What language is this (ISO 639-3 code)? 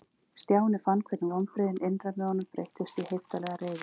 isl